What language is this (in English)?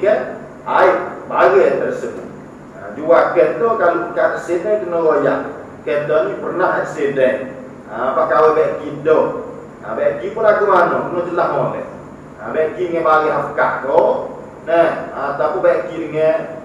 Malay